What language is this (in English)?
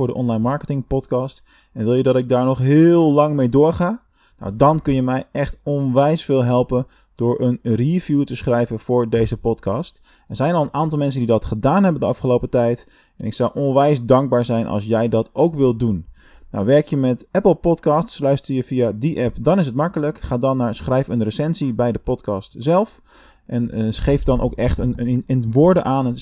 Dutch